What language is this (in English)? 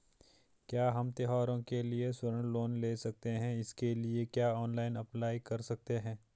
Hindi